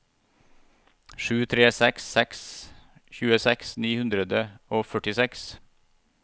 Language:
Norwegian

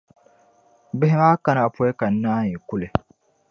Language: Dagbani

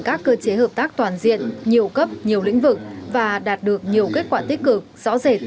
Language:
Vietnamese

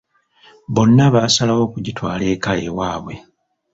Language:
Ganda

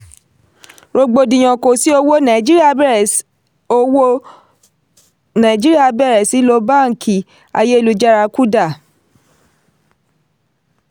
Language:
Yoruba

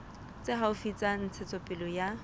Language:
Southern Sotho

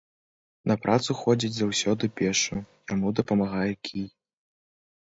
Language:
Belarusian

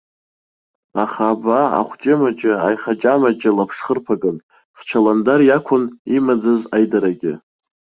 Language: Abkhazian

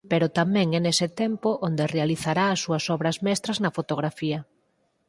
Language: Galician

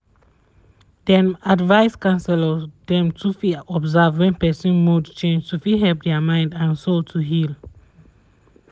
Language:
Nigerian Pidgin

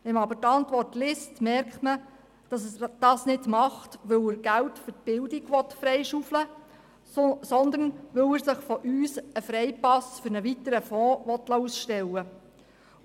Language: Swiss German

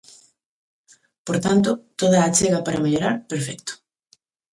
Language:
Galician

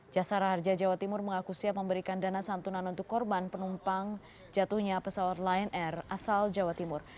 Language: Indonesian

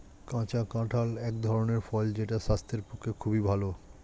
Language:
Bangla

